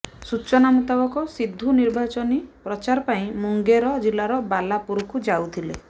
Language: Odia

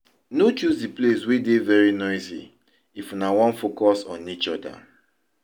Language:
Nigerian Pidgin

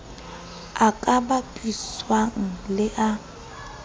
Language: Southern Sotho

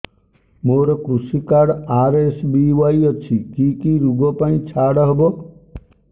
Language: Odia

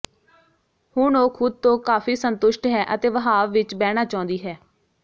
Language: Punjabi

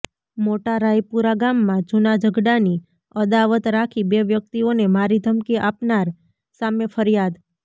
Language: Gujarati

